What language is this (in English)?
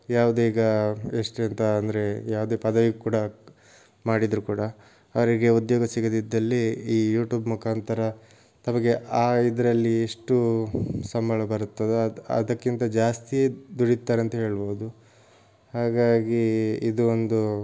Kannada